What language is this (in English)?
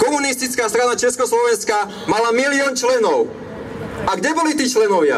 Slovak